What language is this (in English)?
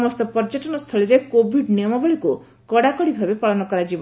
Odia